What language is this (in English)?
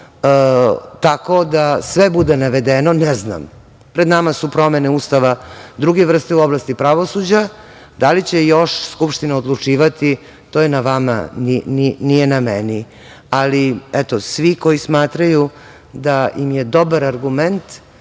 Serbian